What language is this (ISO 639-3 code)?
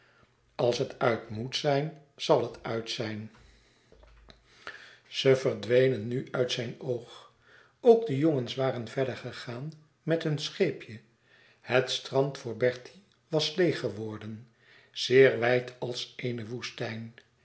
nld